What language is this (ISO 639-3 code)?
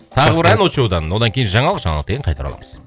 kaz